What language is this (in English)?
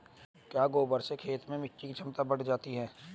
Hindi